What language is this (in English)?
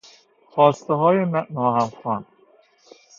Persian